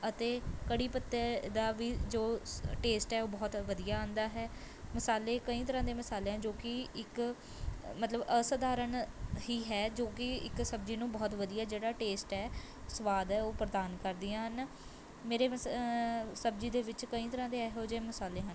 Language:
Punjabi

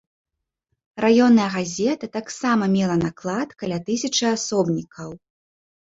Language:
Belarusian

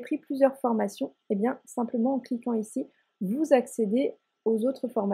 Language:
French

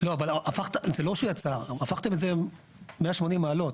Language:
Hebrew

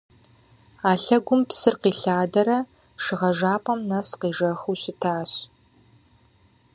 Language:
Kabardian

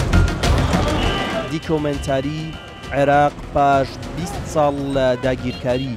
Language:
Arabic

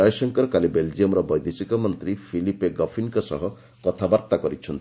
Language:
Odia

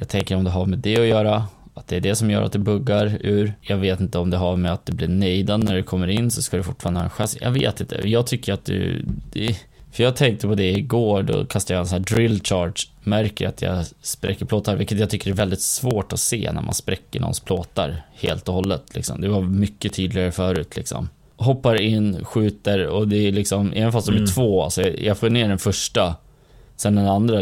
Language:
Swedish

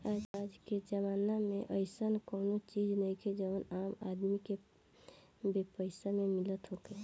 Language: Bhojpuri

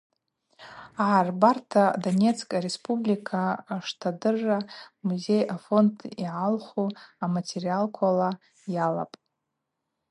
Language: Abaza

